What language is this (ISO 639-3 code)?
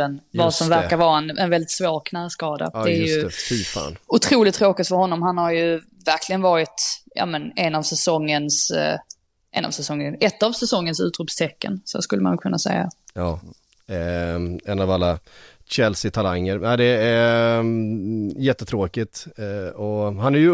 swe